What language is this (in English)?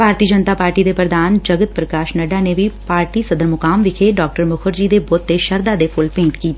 Punjabi